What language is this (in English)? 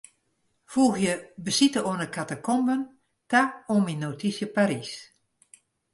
Western Frisian